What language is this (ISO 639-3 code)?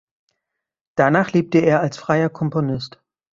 deu